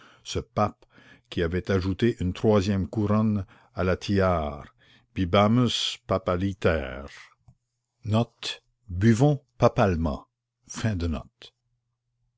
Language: French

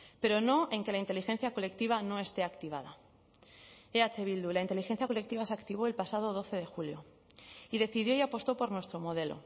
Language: Spanish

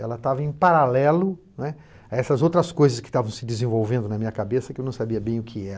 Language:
Portuguese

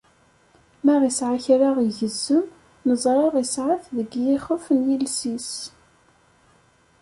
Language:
Kabyle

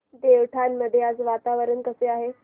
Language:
Marathi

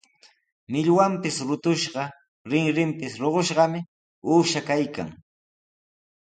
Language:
Sihuas Ancash Quechua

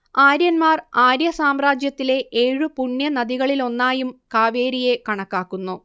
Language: Malayalam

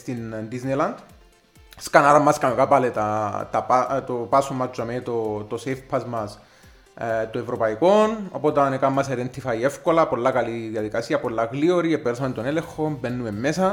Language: Greek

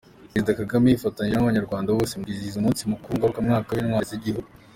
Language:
Kinyarwanda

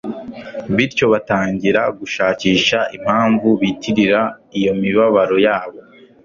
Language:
Kinyarwanda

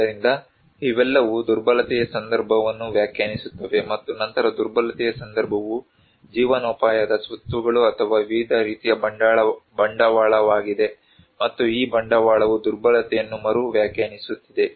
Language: Kannada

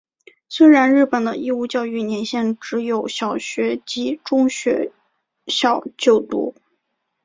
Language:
Chinese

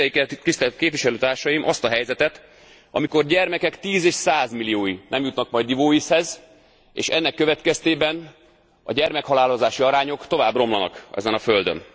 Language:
Hungarian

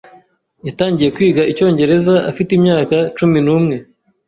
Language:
Kinyarwanda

